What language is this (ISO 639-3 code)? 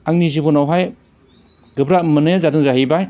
brx